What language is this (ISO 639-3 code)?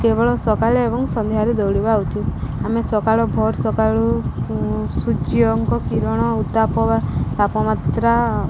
ori